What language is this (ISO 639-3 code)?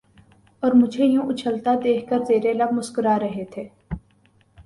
urd